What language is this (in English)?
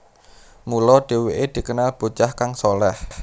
Javanese